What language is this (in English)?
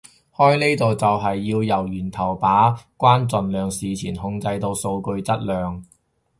Cantonese